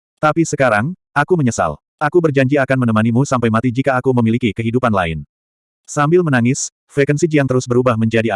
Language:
Indonesian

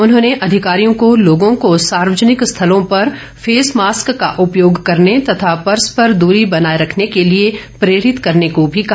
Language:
Hindi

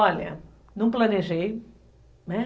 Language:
Portuguese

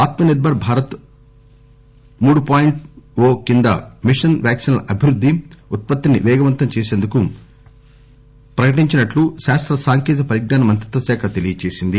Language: Telugu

